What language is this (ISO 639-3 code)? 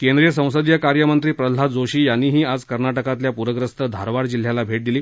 mar